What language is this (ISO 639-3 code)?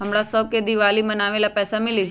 mag